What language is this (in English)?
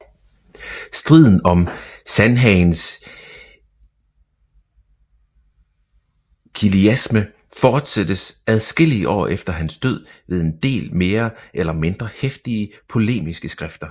Danish